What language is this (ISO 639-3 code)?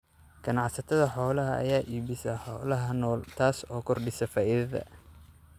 som